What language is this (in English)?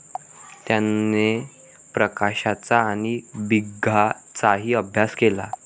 Marathi